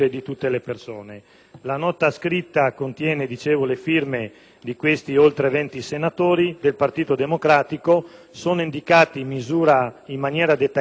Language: Italian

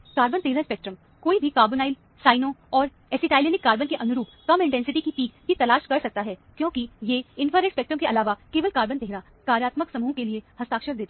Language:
Hindi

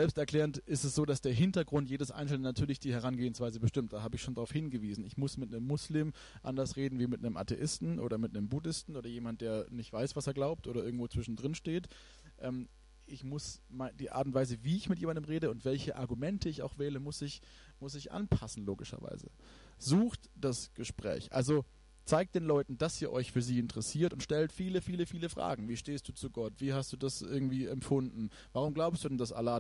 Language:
German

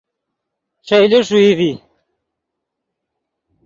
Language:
Yidgha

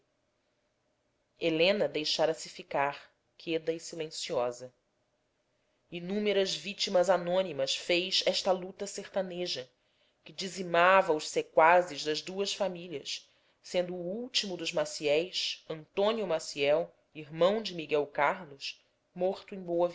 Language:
Portuguese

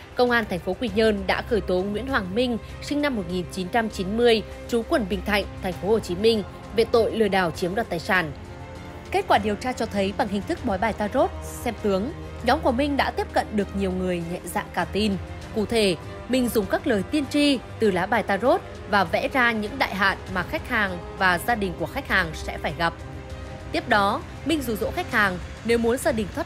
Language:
Vietnamese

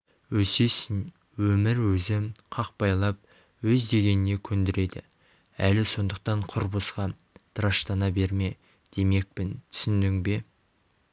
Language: Kazakh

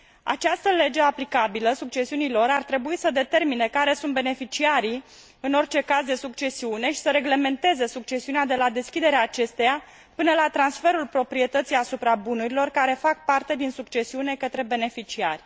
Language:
Romanian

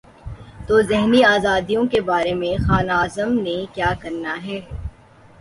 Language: Urdu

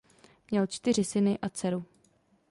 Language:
Czech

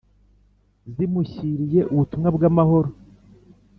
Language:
Kinyarwanda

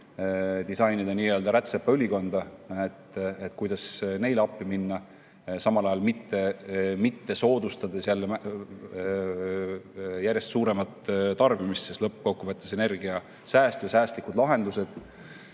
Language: Estonian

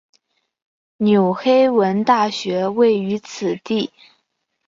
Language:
Chinese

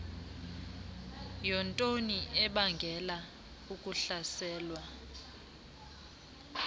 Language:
Xhosa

